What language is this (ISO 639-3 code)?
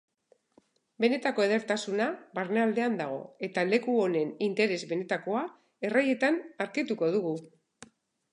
eus